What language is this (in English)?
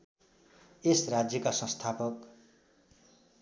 Nepali